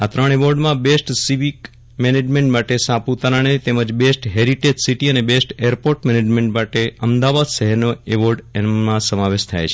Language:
Gujarati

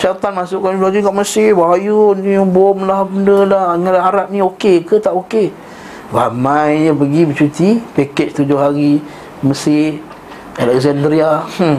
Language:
Malay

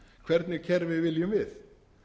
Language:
Icelandic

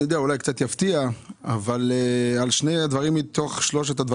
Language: Hebrew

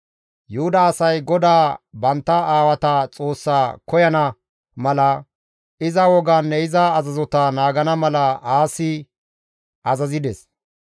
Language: Gamo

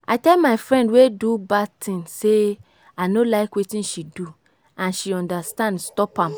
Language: Nigerian Pidgin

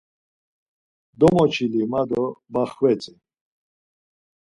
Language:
Laz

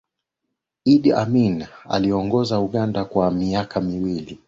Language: Swahili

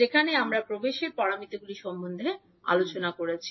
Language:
Bangla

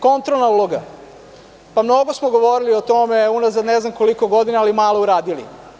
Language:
Serbian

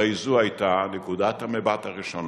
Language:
Hebrew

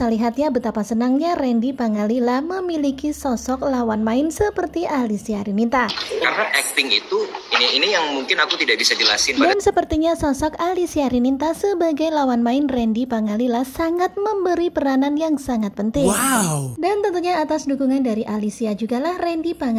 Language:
Indonesian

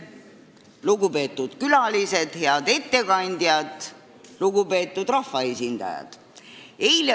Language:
Estonian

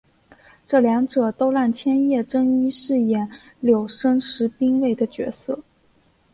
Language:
Chinese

